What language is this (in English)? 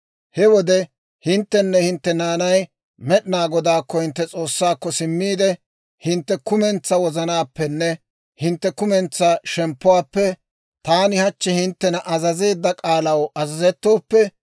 Dawro